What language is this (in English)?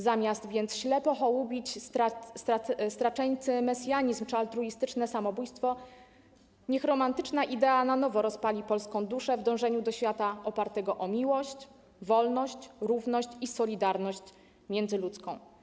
Polish